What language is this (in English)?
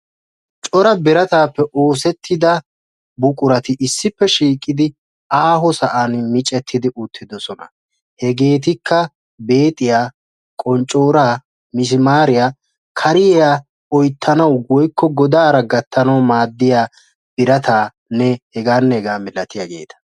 Wolaytta